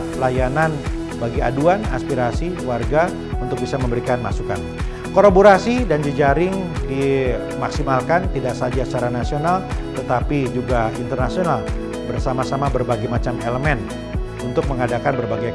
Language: Indonesian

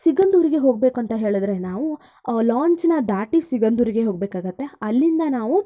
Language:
Kannada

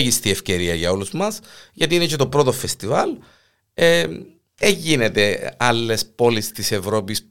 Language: Greek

